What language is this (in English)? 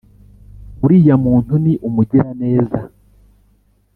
Kinyarwanda